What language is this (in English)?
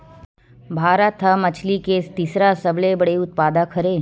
Chhattisgarhi